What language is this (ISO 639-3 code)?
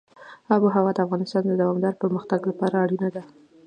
pus